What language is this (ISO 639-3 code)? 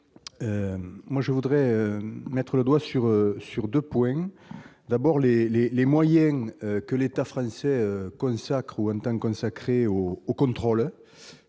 fra